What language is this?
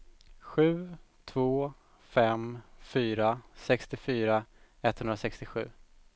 Swedish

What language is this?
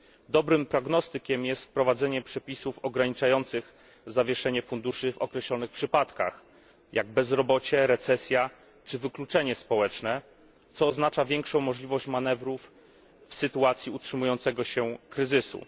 Polish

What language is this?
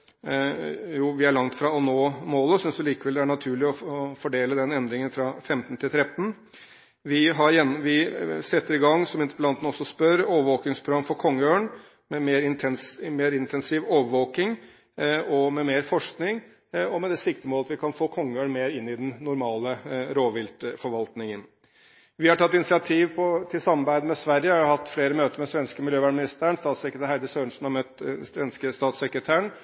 Norwegian Bokmål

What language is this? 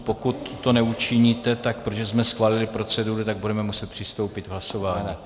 Czech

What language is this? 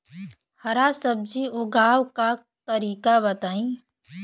Bhojpuri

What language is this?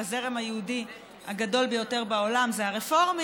Hebrew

